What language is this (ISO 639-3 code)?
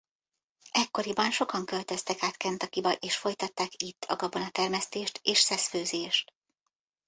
hun